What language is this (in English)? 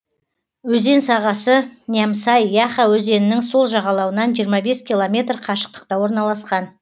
Kazakh